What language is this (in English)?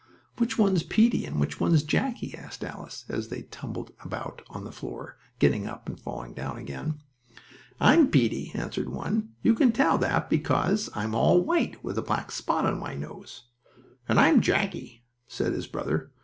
English